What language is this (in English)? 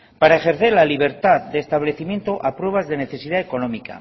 Spanish